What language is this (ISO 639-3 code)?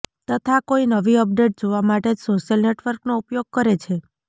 guj